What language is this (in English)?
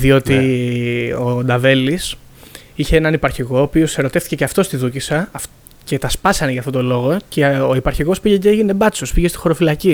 Greek